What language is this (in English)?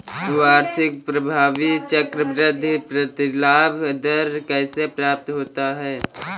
Hindi